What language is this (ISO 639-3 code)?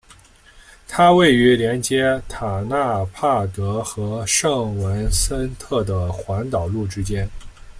zho